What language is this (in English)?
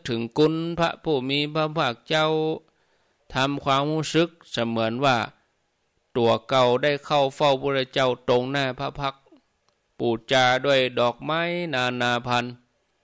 Thai